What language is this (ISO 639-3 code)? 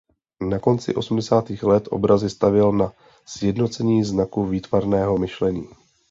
ces